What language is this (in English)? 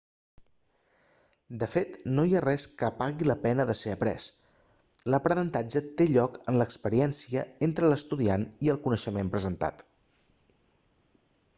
Catalan